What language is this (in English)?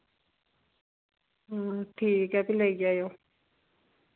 Dogri